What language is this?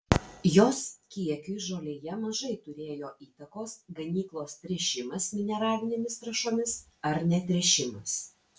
Lithuanian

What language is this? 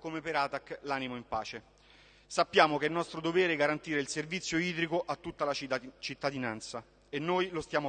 Italian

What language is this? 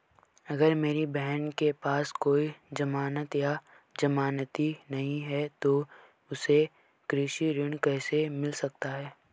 Hindi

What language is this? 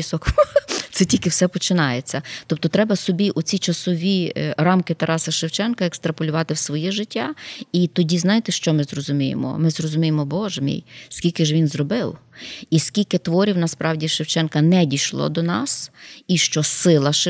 Ukrainian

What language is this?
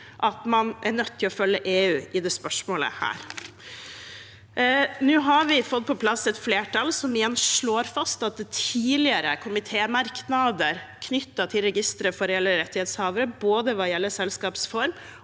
Norwegian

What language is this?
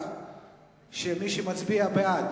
Hebrew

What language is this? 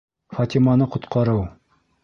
Bashkir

